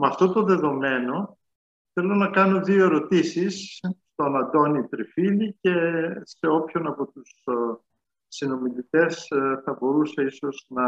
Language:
Greek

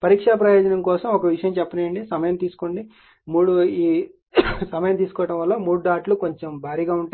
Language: Telugu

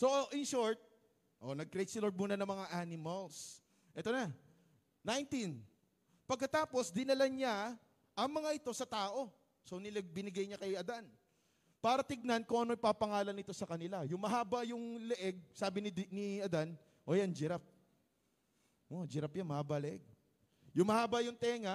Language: Filipino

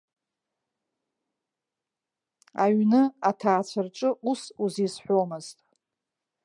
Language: Abkhazian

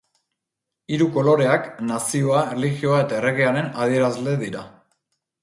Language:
Basque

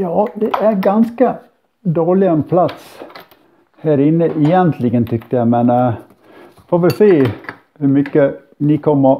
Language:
Swedish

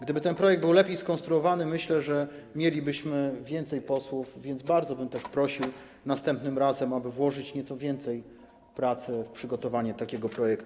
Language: Polish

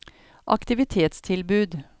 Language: Norwegian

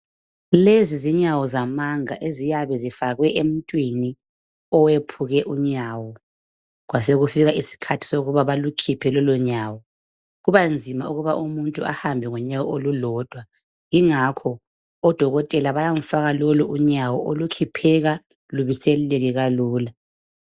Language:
North Ndebele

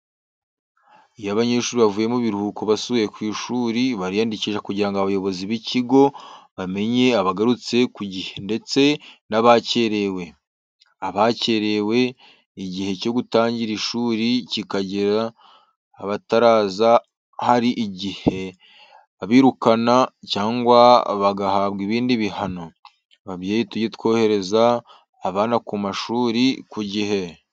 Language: Kinyarwanda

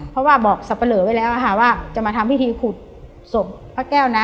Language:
Thai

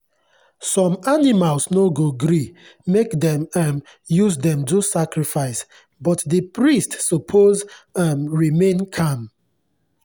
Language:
Nigerian Pidgin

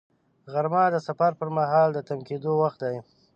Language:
Pashto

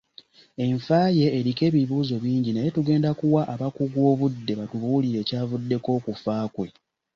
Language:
Ganda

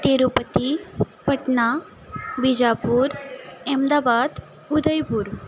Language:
Konkani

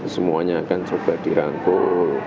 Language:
Indonesian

